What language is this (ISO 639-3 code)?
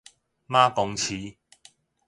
nan